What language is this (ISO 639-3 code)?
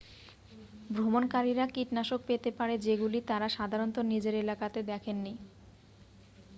ben